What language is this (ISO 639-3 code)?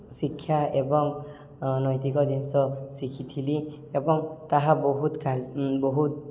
ori